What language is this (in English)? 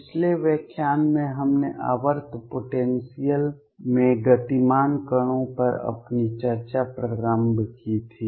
Hindi